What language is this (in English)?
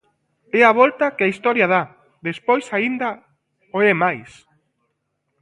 Galician